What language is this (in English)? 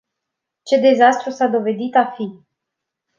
Romanian